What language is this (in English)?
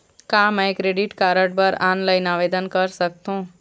Chhattisgarhi